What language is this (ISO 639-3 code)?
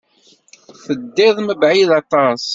kab